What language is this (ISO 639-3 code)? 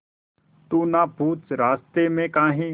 hin